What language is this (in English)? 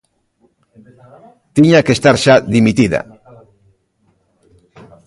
Galician